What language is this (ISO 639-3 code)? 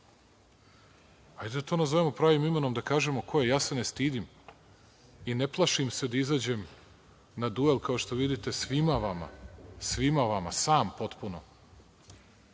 srp